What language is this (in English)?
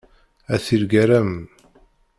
Kabyle